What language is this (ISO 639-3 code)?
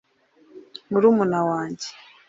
kin